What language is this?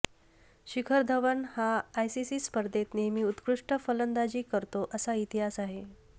Marathi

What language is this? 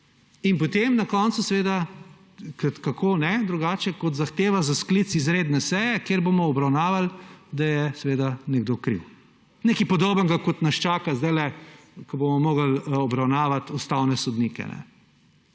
Slovenian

